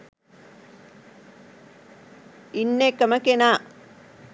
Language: Sinhala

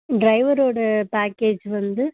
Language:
Tamil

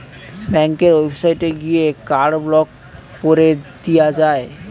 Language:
Bangla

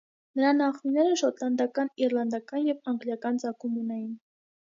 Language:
Armenian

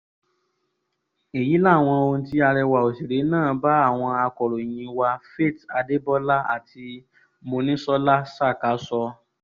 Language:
Yoruba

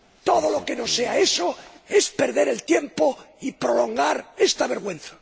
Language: Spanish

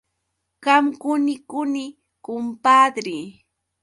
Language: Yauyos Quechua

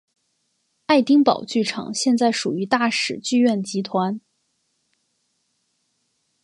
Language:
Chinese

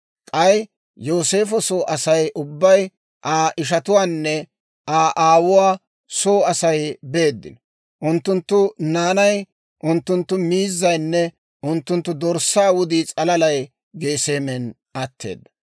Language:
Dawro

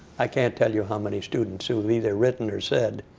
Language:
English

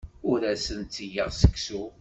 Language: Kabyle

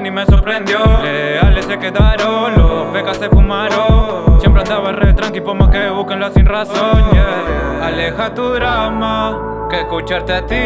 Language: Spanish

